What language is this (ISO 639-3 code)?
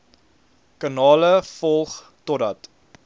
afr